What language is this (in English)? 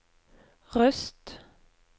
Norwegian